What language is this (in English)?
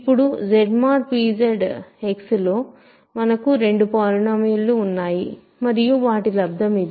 Telugu